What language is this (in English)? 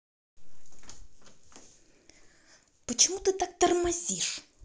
Russian